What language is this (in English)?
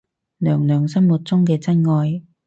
Cantonese